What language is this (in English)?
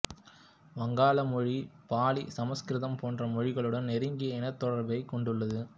Tamil